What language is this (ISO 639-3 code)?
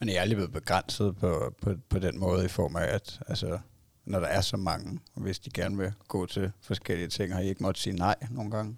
dan